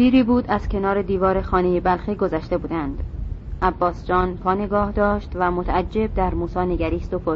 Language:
Persian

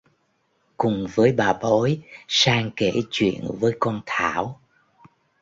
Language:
Vietnamese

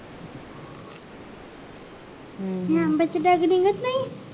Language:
Marathi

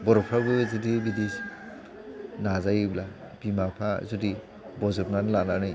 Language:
Bodo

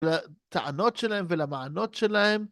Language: Hebrew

